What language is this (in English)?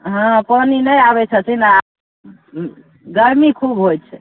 Maithili